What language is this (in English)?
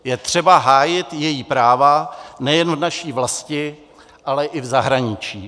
Czech